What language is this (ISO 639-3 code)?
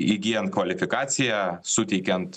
lit